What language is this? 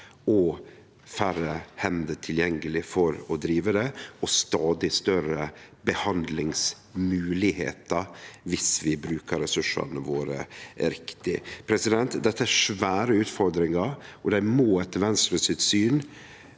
Norwegian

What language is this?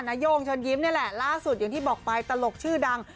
Thai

